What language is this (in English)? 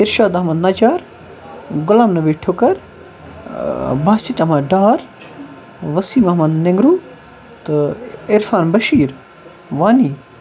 Kashmiri